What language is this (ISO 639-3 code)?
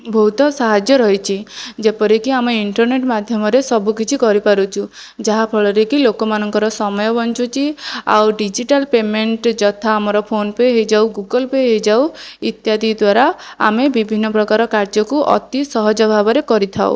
ori